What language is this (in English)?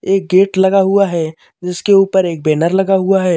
Hindi